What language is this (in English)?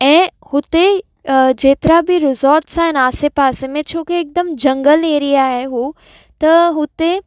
Sindhi